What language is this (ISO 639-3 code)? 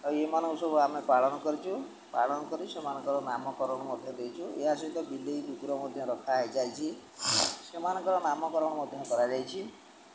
ori